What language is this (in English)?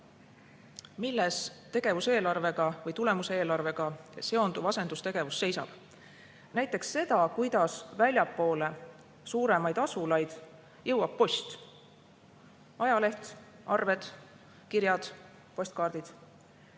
Estonian